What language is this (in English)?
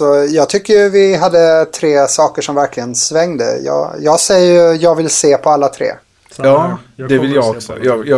Swedish